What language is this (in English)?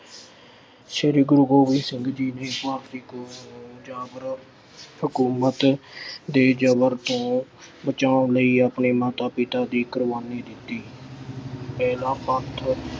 Punjabi